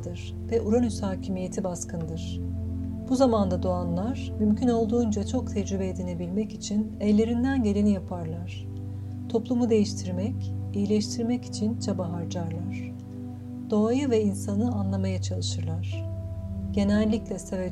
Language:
Turkish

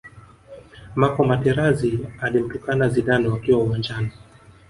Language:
Swahili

